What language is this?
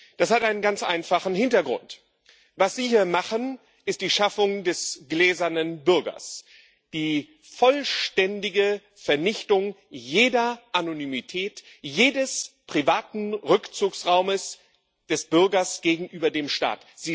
German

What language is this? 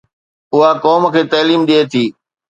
Sindhi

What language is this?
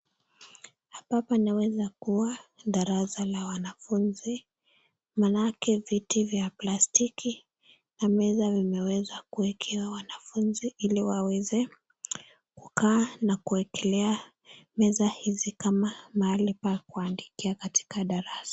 Swahili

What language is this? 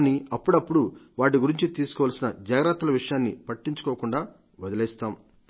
Telugu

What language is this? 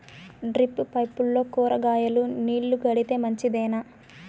Telugu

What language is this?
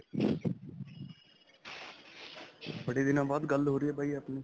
Punjabi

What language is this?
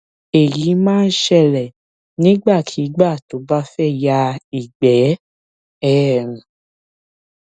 Yoruba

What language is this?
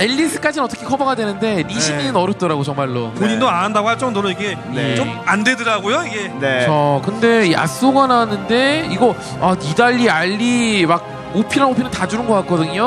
Korean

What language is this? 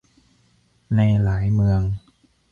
Thai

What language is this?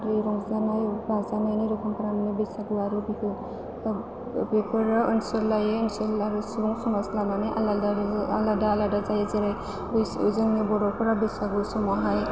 Bodo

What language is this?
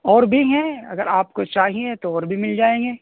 Urdu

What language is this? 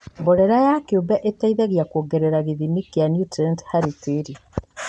Kikuyu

